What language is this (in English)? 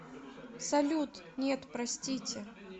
Russian